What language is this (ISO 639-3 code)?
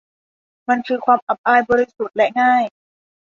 tha